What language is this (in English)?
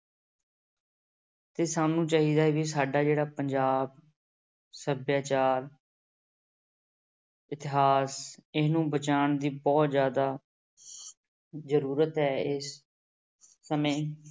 Punjabi